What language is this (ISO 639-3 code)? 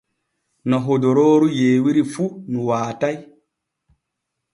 fue